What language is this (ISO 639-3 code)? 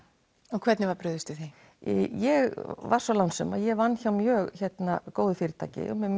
isl